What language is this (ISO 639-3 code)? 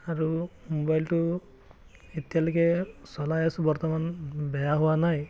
asm